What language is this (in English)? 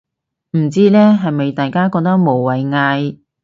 Cantonese